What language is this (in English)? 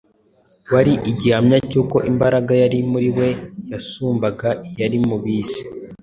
Kinyarwanda